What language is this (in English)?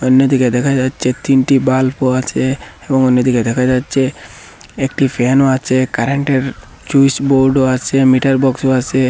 Bangla